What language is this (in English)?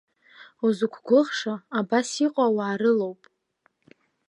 Abkhazian